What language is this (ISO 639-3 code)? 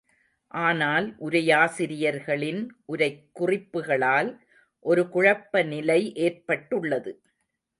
tam